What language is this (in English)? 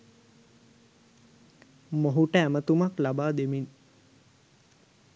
Sinhala